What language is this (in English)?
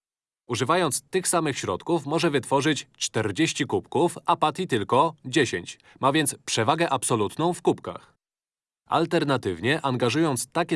Polish